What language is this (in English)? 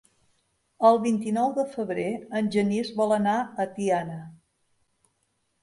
Catalan